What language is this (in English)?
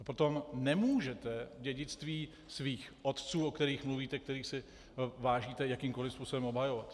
Czech